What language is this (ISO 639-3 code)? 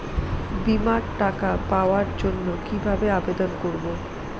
ben